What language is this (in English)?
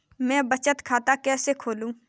Hindi